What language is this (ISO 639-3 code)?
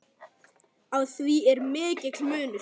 isl